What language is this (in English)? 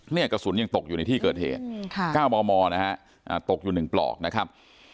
Thai